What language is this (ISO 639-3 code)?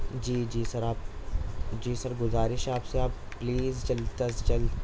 urd